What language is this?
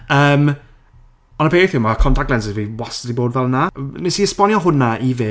Welsh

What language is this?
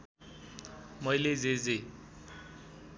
Nepali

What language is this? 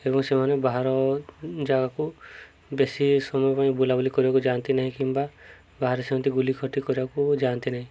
Odia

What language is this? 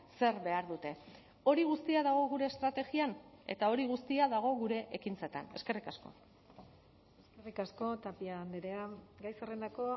Basque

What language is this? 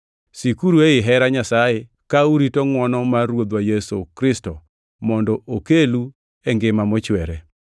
Luo (Kenya and Tanzania)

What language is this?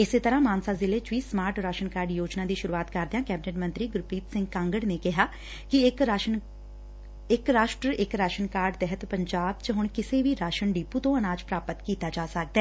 Punjabi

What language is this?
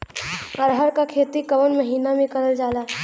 Bhojpuri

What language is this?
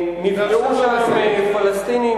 Hebrew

